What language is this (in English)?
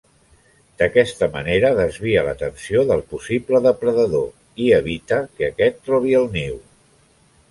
Catalan